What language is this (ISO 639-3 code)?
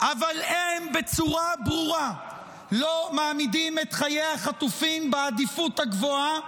heb